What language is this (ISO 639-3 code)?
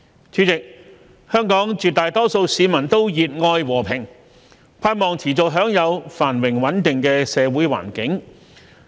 yue